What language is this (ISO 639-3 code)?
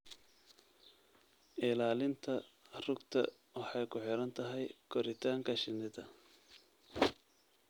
som